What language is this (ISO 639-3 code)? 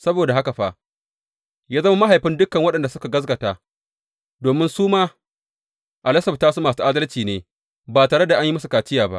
hau